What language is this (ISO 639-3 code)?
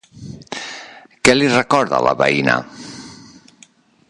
cat